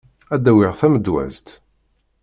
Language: Kabyle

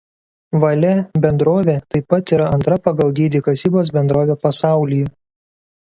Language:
Lithuanian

